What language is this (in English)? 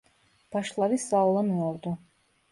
Turkish